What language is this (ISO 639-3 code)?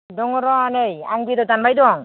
brx